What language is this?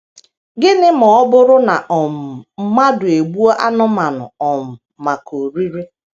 Igbo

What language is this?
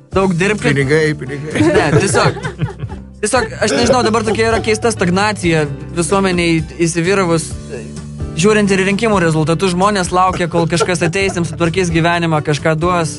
Lithuanian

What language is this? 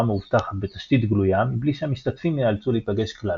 Hebrew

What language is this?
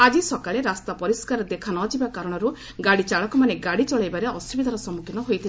Odia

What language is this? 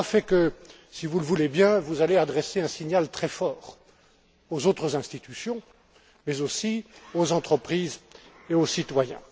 French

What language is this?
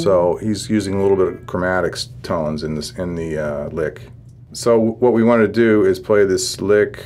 English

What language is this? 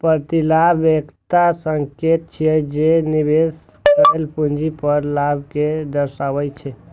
Maithili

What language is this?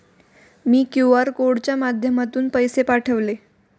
Marathi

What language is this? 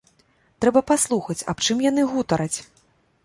Belarusian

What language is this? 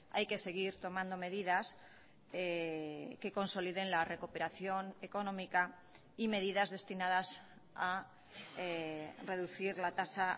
Spanish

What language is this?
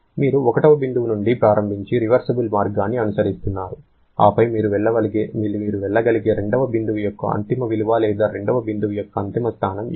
Telugu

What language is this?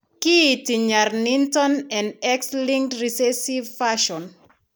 Kalenjin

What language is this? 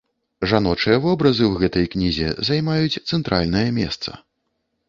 Belarusian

